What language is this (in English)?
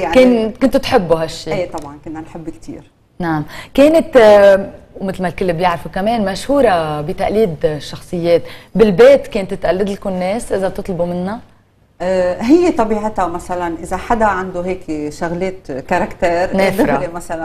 Arabic